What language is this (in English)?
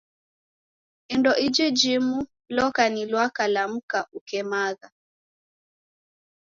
Taita